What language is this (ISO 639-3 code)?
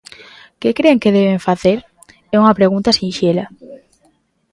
glg